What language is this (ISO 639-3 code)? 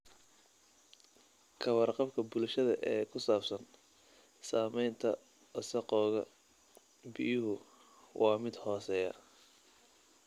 som